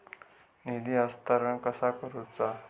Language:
Marathi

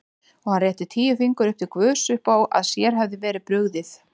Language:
Icelandic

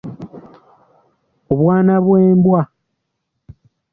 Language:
Ganda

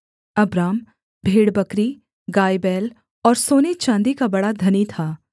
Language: Hindi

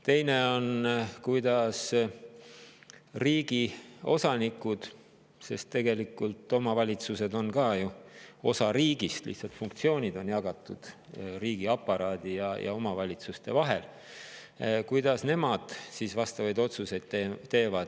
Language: Estonian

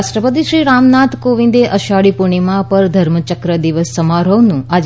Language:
Gujarati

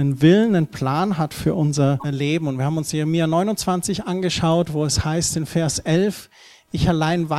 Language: German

